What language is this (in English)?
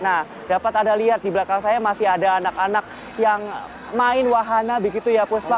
Indonesian